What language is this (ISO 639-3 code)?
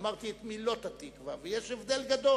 heb